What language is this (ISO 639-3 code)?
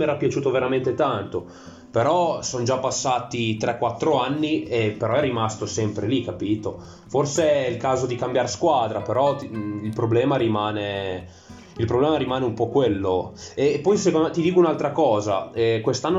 ita